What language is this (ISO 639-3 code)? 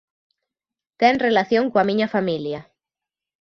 glg